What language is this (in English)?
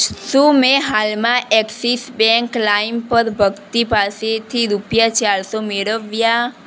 Gujarati